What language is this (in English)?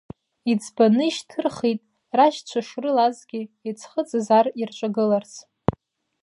Abkhazian